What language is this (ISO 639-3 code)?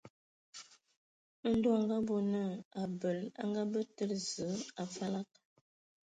ewo